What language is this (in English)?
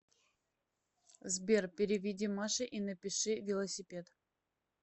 Russian